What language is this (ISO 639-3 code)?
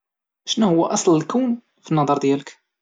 ary